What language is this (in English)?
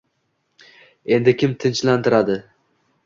Uzbek